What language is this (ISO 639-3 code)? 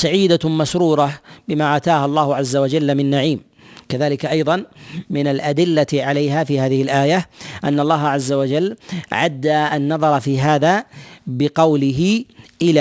ara